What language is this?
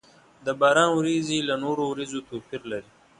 Pashto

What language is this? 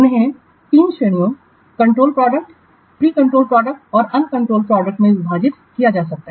Hindi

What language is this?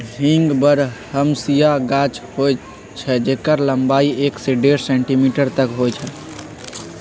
Magahi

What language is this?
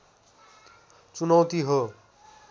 Nepali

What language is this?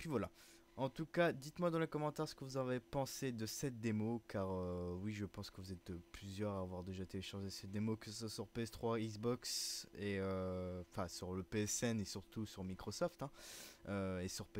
French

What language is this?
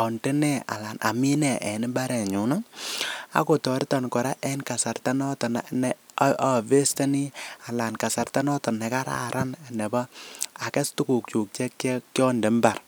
Kalenjin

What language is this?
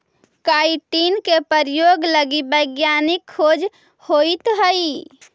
Magahi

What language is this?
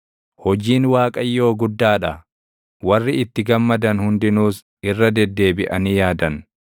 Oromo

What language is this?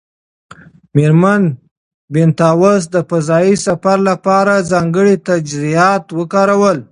Pashto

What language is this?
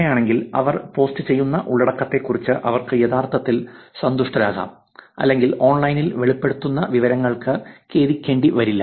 Malayalam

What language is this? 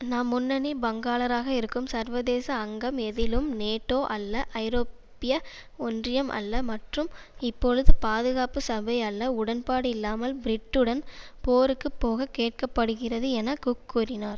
Tamil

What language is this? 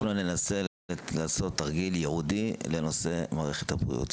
Hebrew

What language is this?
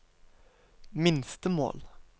Norwegian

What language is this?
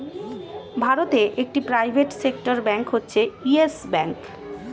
Bangla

